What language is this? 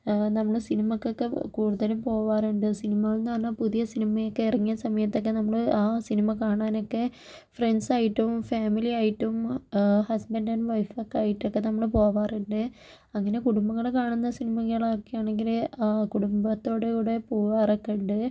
Malayalam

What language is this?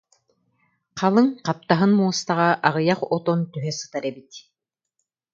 Yakut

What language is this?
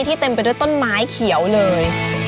Thai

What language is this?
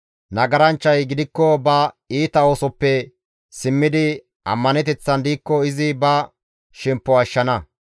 Gamo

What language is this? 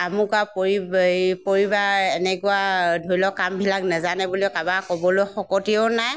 Assamese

